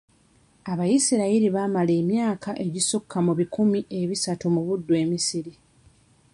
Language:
Ganda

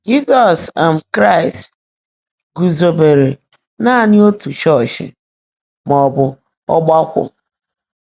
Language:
Igbo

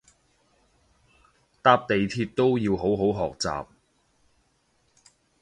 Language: Cantonese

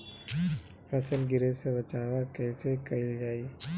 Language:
Bhojpuri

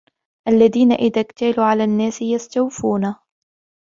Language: Arabic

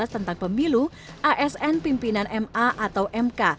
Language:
Indonesian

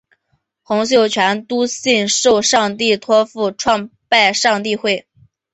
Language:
Chinese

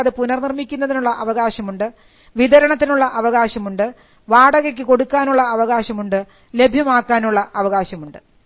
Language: Malayalam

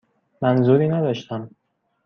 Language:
Persian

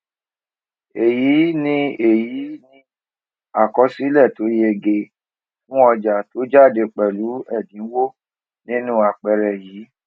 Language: Yoruba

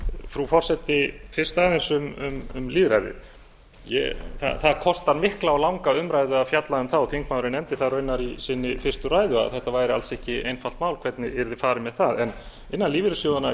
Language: Icelandic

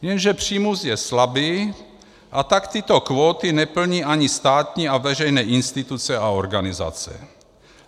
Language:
Czech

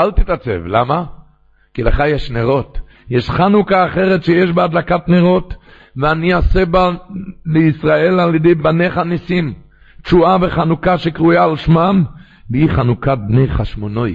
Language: Hebrew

